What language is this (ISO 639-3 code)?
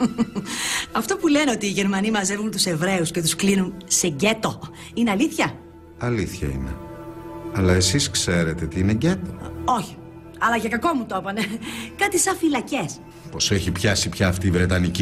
ell